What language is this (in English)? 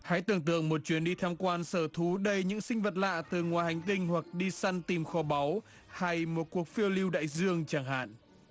Vietnamese